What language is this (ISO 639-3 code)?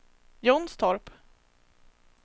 swe